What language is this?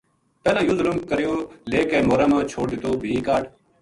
Gujari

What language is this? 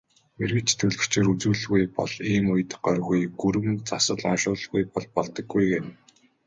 Mongolian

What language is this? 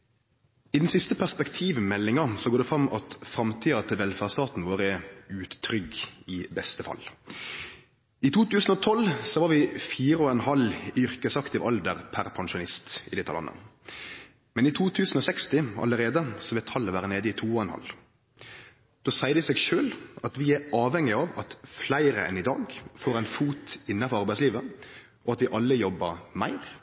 Norwegian Nynorsk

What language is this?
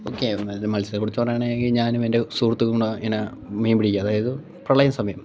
Malayalam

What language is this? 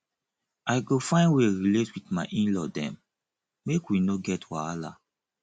Nigerian Pidgin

